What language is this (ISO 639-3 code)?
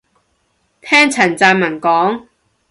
yue